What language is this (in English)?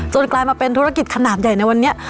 Thai